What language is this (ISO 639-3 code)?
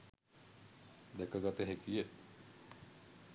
sin